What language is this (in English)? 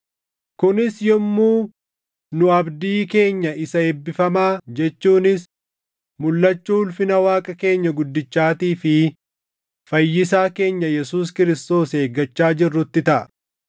Oromo